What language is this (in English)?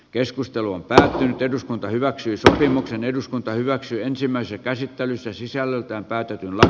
Finnish